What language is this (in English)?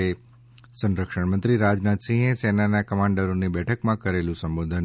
Gujarati